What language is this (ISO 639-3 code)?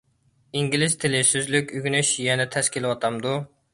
uig